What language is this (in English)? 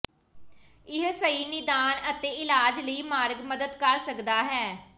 Punjabi